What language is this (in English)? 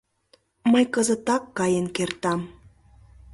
Mari